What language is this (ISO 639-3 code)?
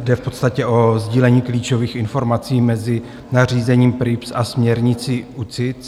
ces